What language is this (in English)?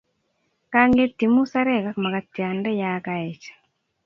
Kalenjin